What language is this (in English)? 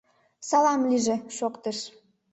Mari